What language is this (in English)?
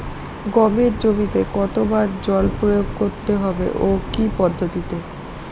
Bangla